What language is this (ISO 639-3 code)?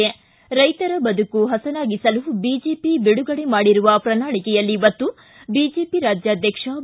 kan